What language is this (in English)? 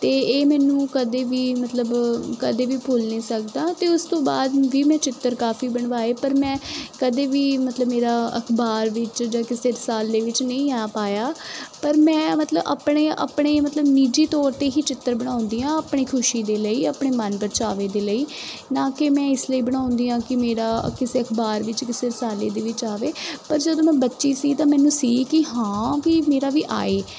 Punjabi